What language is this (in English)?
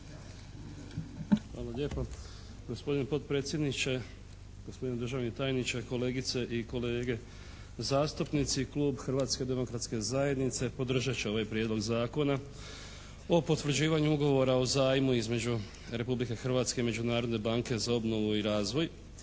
Croatian